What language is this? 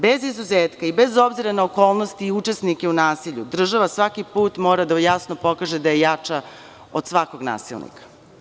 Serbian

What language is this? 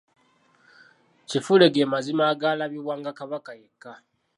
Ganda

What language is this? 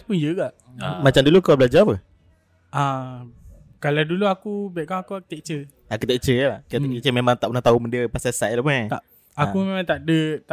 Malay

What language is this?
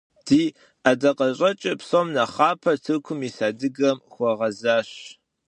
Kabardian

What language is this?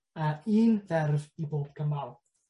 Welsh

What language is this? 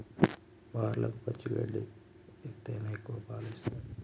Telugu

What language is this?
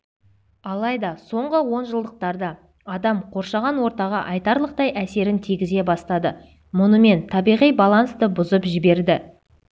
Kazakh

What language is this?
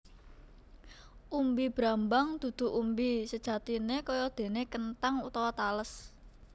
Javanese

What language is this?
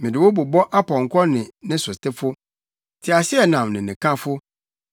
Akan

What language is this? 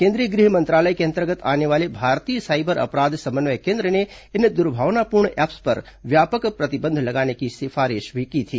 Hindi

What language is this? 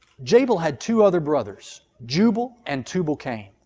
English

